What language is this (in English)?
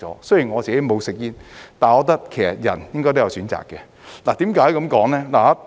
Cantonese